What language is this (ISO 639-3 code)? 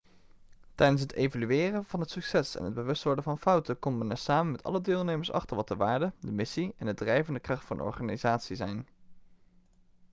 nld